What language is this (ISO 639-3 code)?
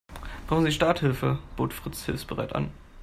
deu